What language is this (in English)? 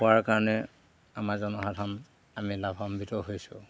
Assamese